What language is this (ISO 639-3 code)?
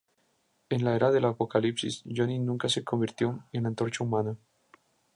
spa